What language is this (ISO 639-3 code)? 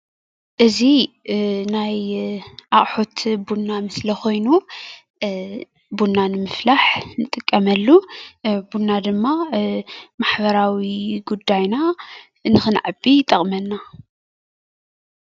tir